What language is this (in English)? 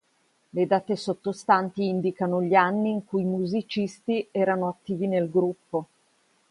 Italian